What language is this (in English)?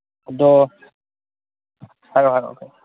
Manipuri